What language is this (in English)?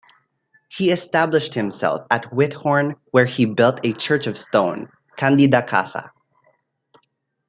English